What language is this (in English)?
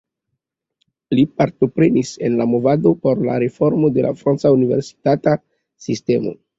Esperanto